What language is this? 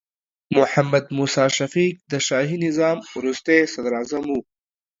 Pashto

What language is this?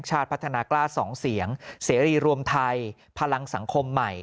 Thai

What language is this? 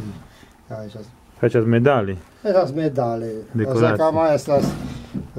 Romanian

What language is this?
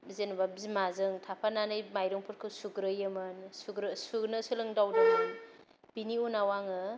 Bodo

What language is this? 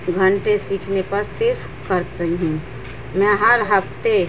Urdu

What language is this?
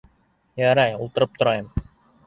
Bashkir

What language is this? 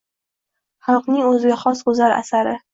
Uzbek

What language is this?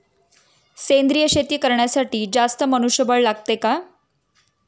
Marathi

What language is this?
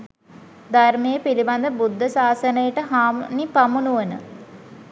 Sinhala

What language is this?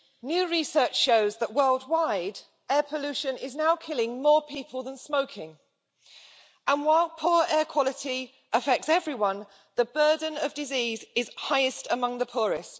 English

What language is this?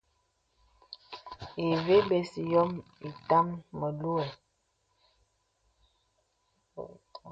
Bebele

